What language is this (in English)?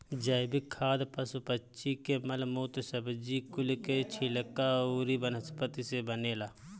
Bhojpuri